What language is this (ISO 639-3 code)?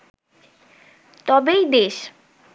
ben